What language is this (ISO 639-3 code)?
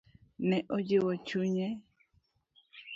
luo